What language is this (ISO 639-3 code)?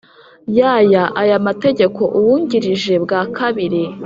kin